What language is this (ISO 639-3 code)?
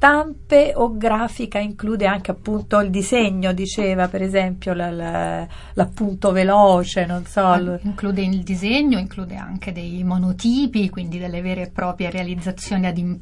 ita